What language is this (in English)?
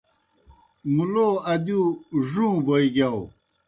Kohistani Shina